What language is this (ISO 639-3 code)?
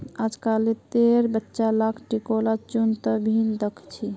mag